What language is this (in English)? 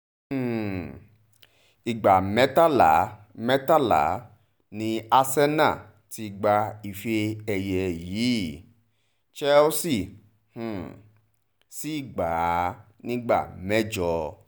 Yoruba